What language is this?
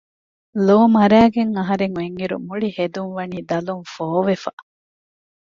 Divehi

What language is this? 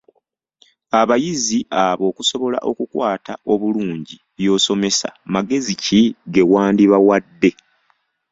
Ganda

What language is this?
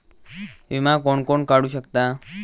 Marathi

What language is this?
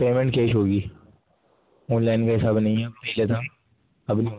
Urdu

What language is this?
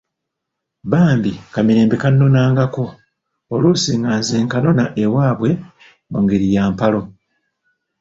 Ganda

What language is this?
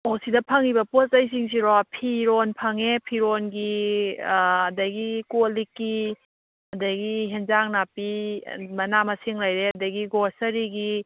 Manipuri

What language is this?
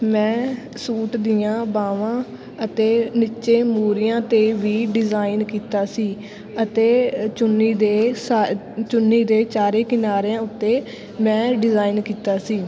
Punjabi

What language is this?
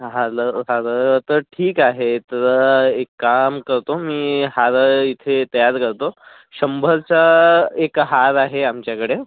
Marathi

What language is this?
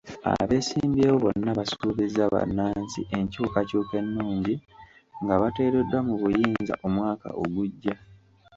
Ganda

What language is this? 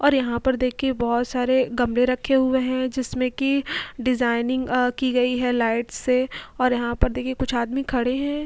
Hindi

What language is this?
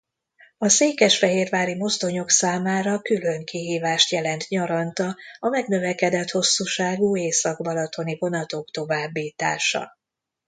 Hungarian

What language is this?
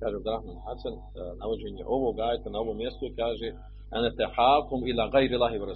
Croatian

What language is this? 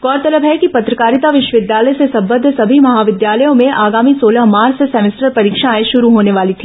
Hindi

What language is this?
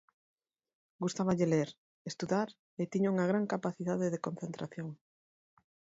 Galician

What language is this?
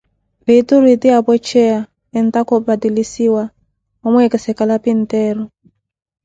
Koti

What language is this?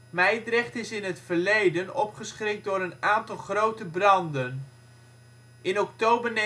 Dutch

